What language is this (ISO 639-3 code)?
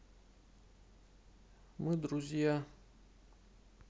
rus